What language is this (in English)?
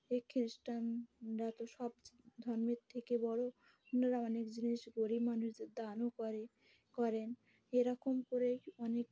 Bangla